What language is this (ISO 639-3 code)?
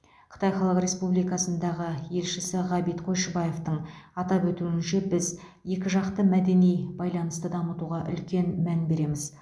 kaz